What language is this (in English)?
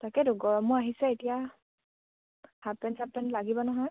Assamese